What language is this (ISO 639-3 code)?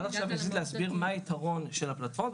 heb